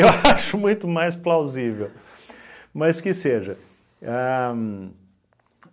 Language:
Portuguese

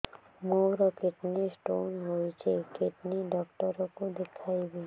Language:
Odia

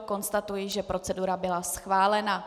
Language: Czech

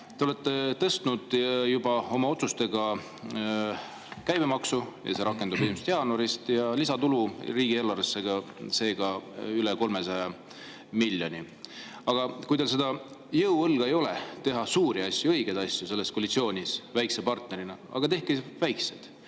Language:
Estonian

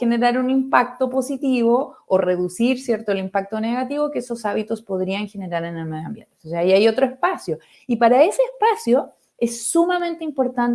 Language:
Spanish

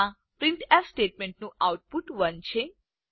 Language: Gujarati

